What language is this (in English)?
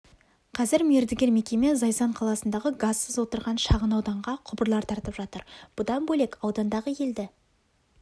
Kazakh